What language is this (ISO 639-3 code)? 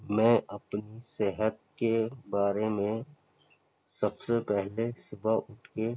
urd